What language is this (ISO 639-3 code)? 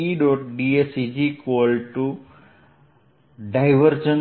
guj